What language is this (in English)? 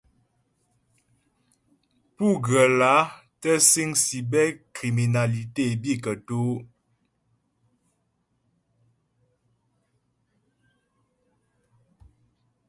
Ghomala